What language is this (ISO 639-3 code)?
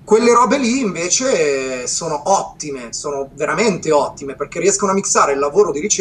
ita